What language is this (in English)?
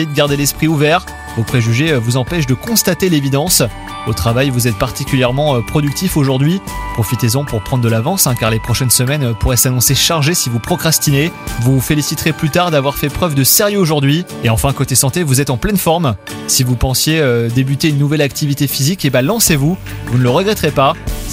French